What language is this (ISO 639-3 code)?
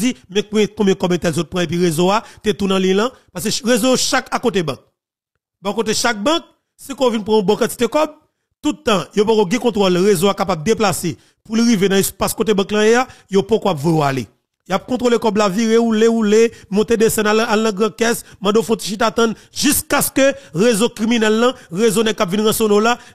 fra